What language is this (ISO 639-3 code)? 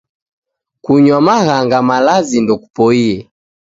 dav